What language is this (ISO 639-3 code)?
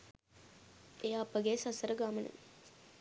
sin